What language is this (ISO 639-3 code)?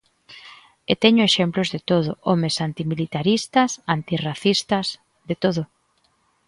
glg